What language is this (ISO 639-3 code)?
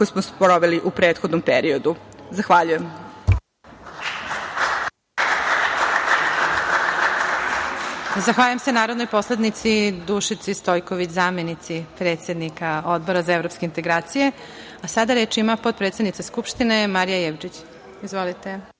srp